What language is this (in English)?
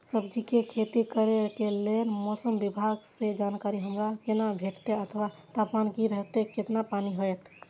Maithili